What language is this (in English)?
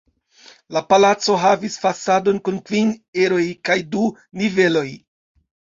Esperanto